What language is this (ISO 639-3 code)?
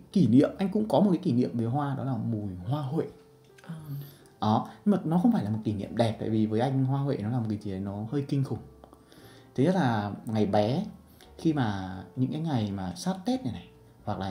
vie